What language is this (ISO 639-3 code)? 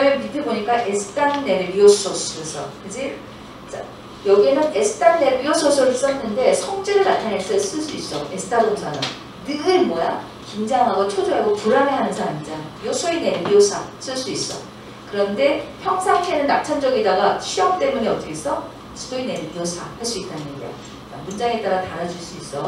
kor